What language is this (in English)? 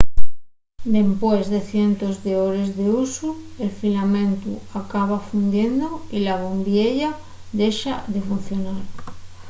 Asturian